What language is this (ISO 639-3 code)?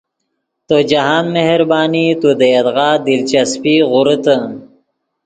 ydg